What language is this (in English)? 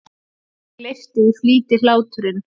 Icelandic